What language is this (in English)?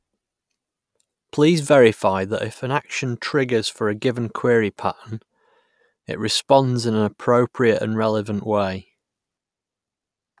English